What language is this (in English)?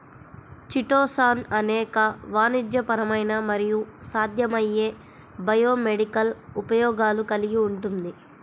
Telugu